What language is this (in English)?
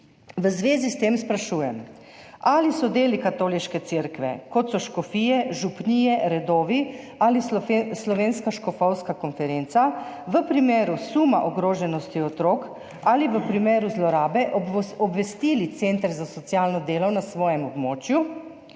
Slovenian